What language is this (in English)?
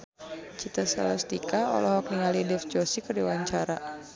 Sundanese